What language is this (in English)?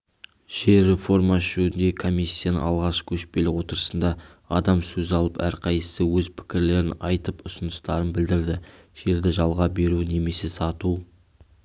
Kazakh